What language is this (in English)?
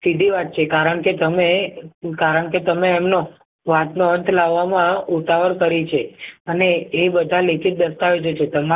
Gujarati